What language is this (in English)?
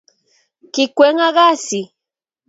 Kalenjin